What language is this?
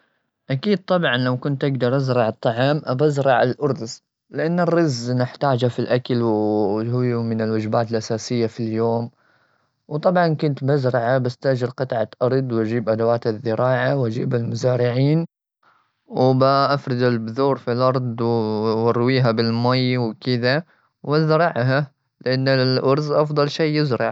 Gulf Arabic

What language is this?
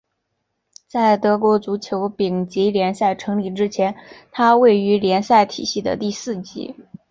Chinese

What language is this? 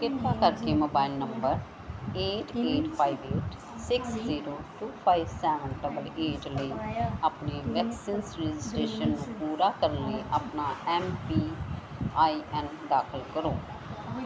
Punjabi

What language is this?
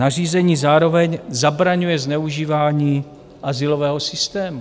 Czech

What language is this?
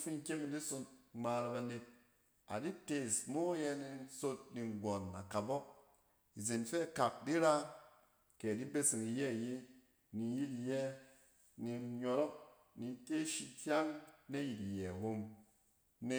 Cen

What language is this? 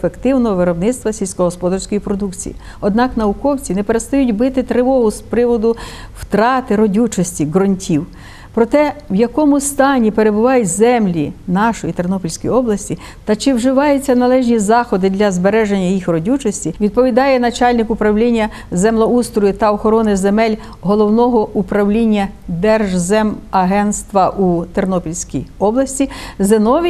Ukrainian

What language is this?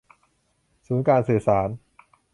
Thai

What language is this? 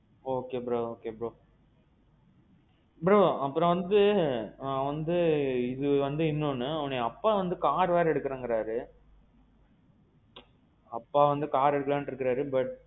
Tamil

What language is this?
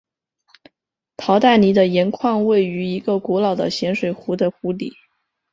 Chinese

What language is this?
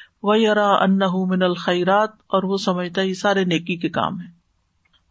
Urdu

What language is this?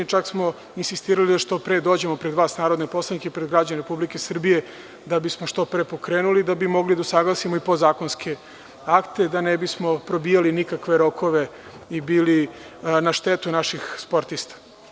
Serbian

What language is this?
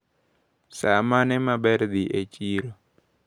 Luo (Kenya and Tanzania)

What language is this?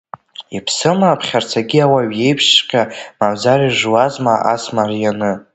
Abkhazian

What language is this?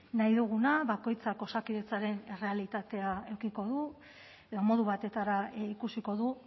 Basque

